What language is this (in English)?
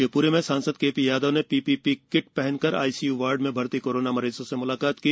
Hindi